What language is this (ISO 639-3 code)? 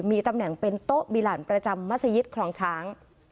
tha